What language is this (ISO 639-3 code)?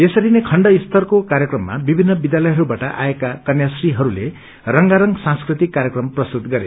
nep